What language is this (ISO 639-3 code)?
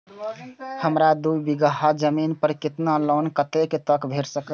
mai